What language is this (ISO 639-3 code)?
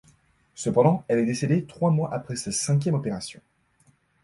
fra